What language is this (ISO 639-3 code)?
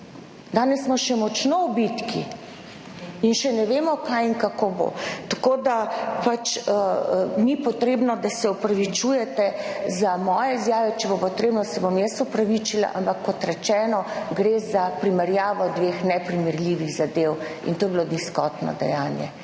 slv